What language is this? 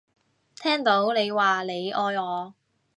Cantonese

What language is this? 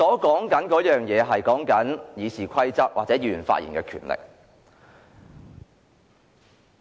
Cantonese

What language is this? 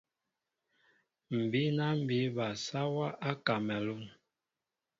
Mbo (Cameroon)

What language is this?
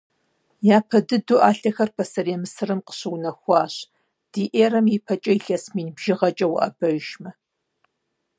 Kabardian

